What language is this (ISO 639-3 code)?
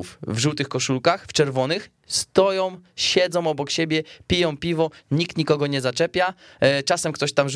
pol